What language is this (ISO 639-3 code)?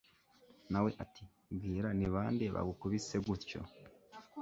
kin